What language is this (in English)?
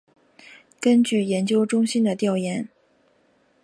Chinese